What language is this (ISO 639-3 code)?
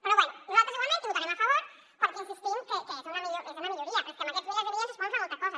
cat